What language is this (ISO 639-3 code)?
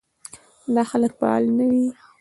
pus